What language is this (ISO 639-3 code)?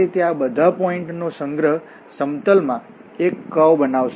guj